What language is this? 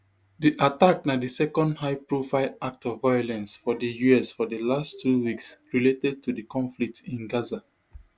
Nigerian Pidgin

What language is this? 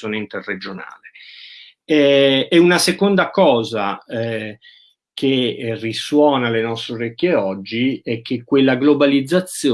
Italian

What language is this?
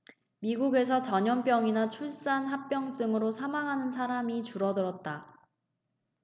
Korean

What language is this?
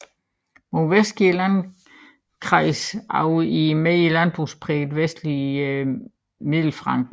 Danish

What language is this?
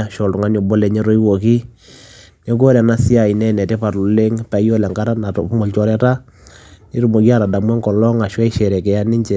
Masai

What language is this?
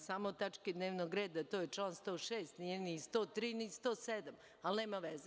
Serbian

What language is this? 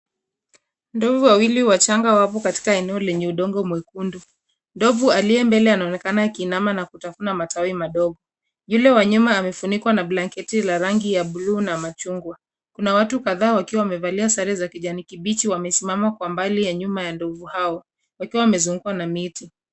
Swahili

